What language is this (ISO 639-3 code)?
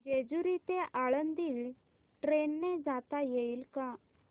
mar